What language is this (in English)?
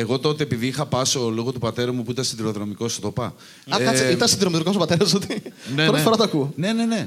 Greek